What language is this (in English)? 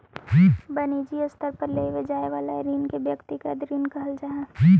Magahi